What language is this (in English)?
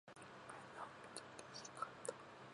Japanese